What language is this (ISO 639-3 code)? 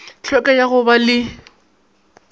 nso